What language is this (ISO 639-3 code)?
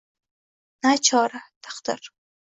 uzb